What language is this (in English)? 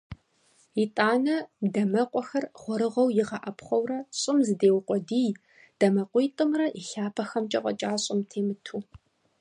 Kabardian